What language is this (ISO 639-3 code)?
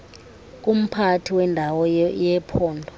xho